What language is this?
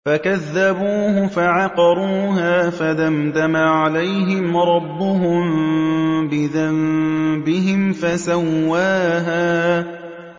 Arabic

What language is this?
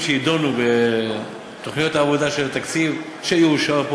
Hebrew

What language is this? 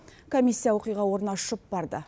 Kazakh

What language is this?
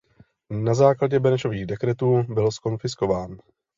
Czech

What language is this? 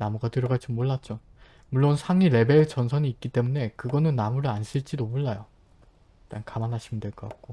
Korean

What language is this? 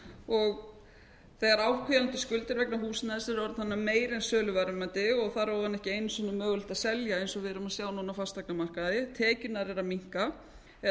Icelandic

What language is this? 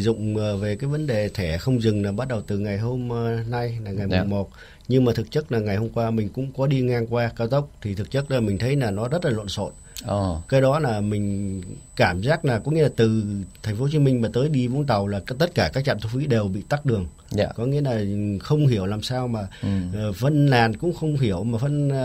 Vietnamese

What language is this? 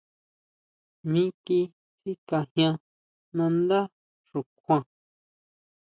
Huautla Mazatec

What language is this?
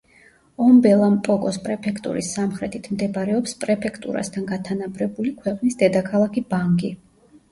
Georgian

